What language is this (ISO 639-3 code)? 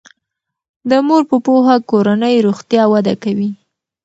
pus